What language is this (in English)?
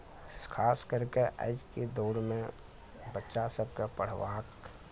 Maithili